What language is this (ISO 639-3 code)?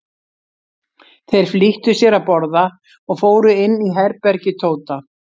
isl